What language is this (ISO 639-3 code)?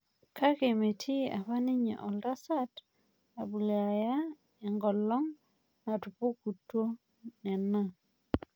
mas